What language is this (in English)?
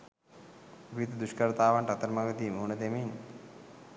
Sinhala